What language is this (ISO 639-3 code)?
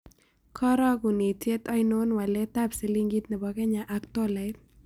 kln